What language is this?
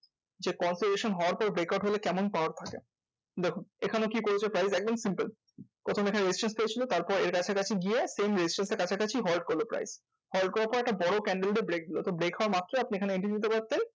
Bangla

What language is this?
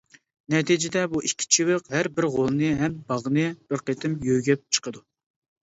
Uyghur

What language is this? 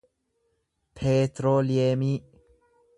Oromo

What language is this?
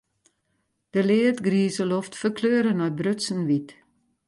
Western Frisian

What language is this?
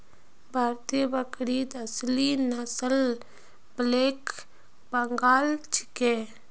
Magahi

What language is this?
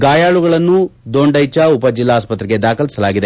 Kannada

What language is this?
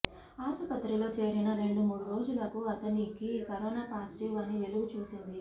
Telugu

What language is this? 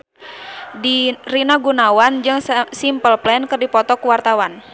Sundanese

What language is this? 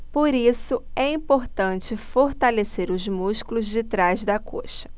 Portuguese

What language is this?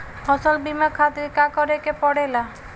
Bhojpuri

